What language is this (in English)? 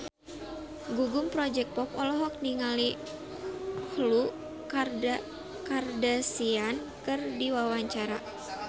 Sundanese